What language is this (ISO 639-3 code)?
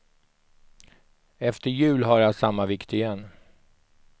swe